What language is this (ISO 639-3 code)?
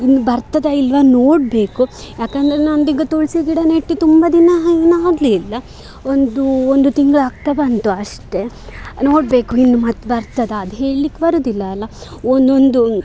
kan